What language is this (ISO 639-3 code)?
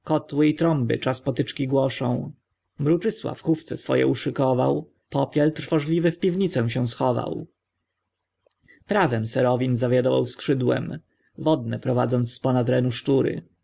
pol